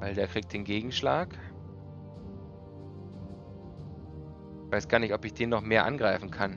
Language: German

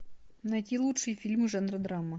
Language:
Russian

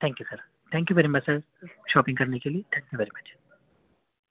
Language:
Urdu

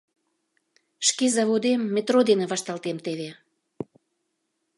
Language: Mari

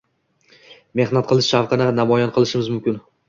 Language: Uzbek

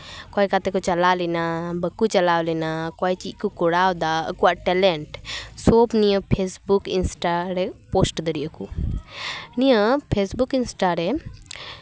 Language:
Santali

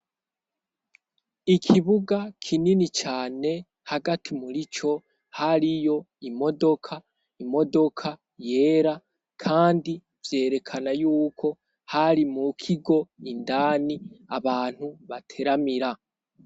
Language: Rundi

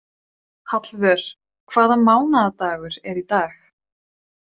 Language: Icelandic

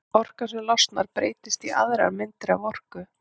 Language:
Icelandic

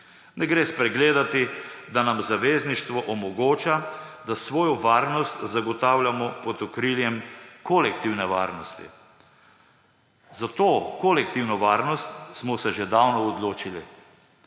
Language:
Slovenian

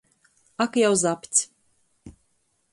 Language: Latgalian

